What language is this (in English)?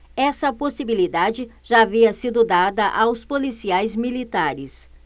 Portuguese